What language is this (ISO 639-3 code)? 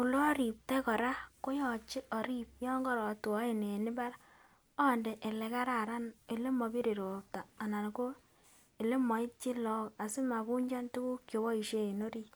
kln